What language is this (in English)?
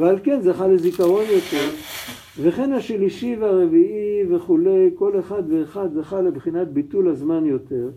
Hebrew